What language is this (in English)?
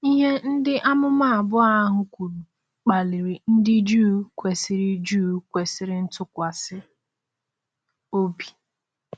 Igbo